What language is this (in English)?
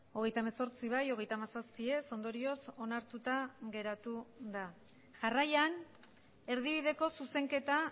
Basque